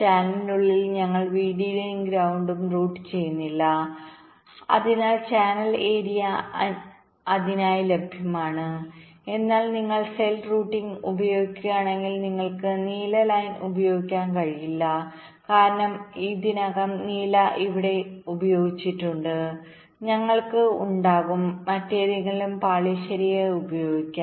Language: Malayalam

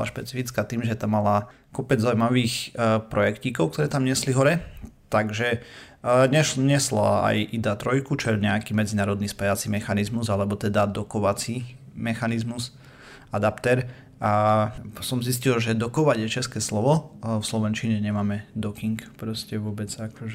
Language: Slovak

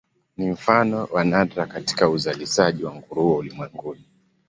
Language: Swahili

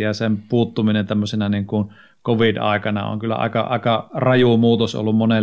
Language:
Finnish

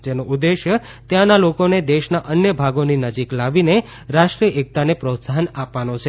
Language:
Gujarati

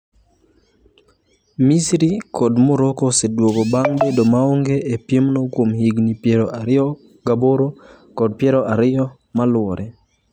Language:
Luo (Kenya and Tanzania)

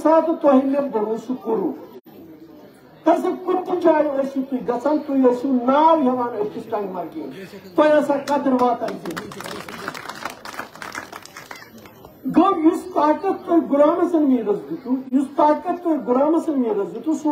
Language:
Turkish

